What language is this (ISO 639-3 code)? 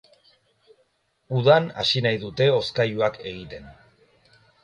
eus